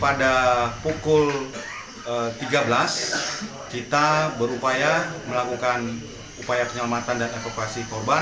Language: Indonesian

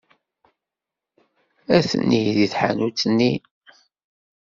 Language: Kabyle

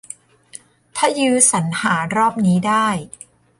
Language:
Thai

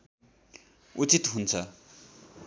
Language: Nepali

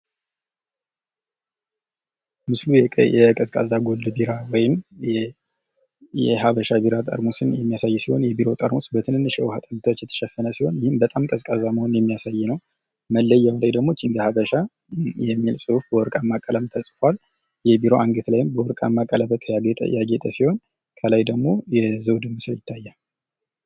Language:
Amharic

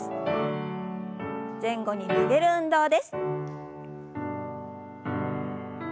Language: Japanese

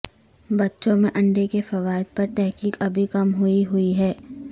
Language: Urdu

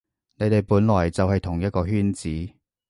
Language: Cantonese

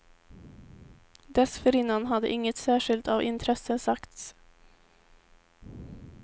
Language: Swedish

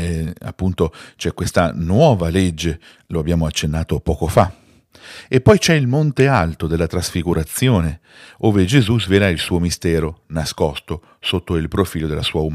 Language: Italian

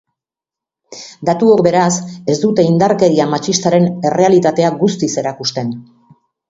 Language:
Basque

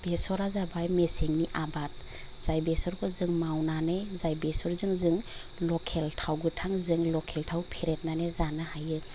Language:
Bodo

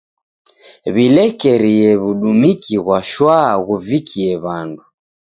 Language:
Taita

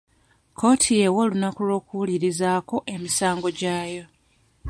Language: Ganda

